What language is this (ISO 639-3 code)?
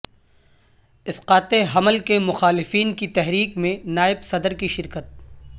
urd